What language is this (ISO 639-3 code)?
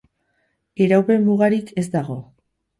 eus